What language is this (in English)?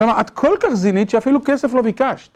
Hebrew